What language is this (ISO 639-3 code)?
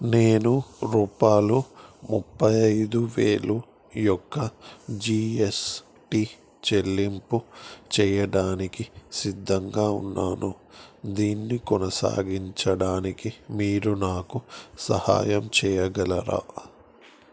tel